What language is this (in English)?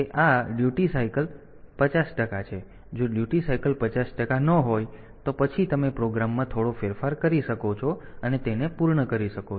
Gujarati